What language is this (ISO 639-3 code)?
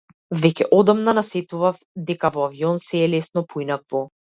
mkd